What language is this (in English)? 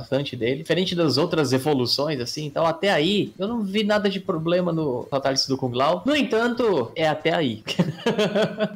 Portuguese